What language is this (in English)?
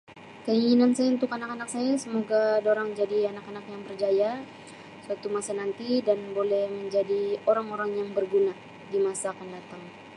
Sabah Malay